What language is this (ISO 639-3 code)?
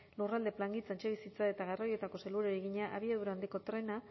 eus